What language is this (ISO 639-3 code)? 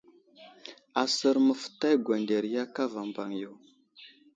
udl